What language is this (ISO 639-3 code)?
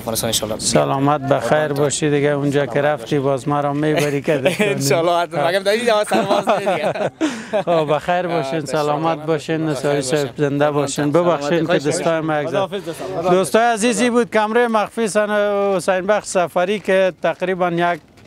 fas